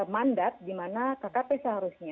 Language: Indonesian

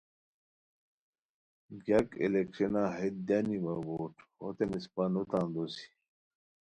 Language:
Khowar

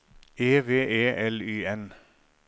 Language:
Norwegian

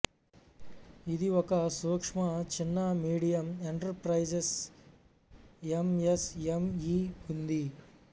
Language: Telugu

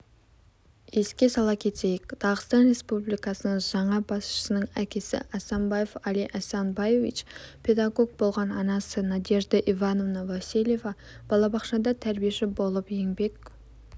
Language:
Kazakh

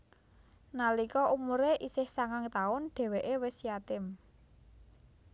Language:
Javanese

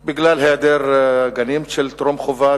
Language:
Hebrew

